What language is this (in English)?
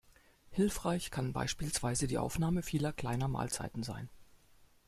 German